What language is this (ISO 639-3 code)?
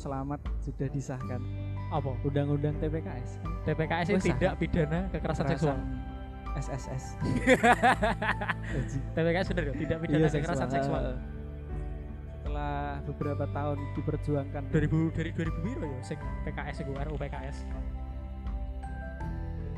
ind